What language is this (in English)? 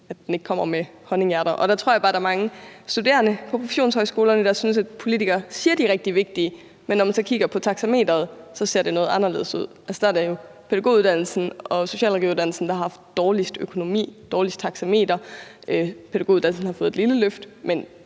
Danish